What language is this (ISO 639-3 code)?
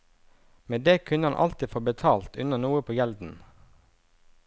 nor